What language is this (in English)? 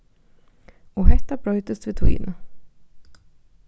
Faroese